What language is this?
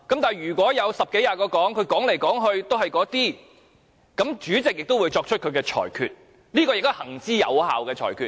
Cantonese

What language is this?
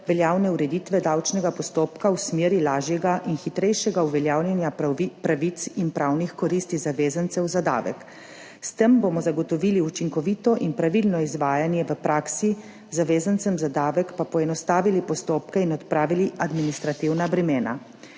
Slovenian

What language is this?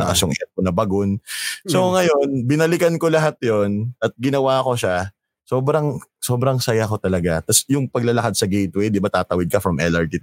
Filipino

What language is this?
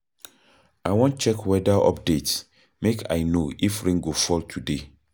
Nigerian Pidgin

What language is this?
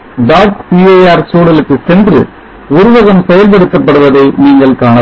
Tamil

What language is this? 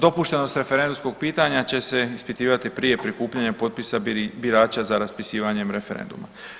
Croatian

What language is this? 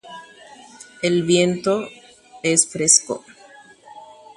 Guarani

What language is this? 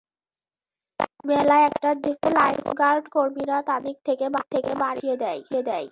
Bangla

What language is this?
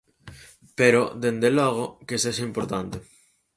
Galician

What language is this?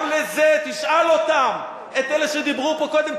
Hebrew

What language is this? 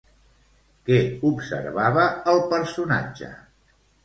Catalan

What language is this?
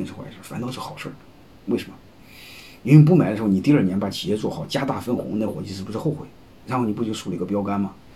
Chinese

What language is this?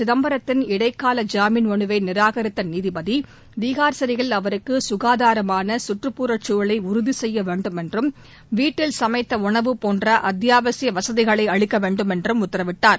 Tamil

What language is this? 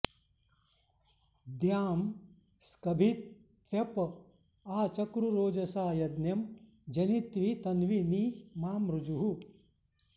Sanskrit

